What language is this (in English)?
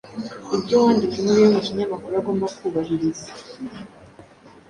Kinyarwanda